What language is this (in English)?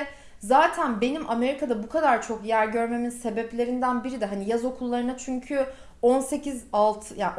Turkish